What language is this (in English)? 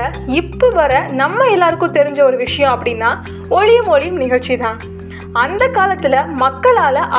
Tamil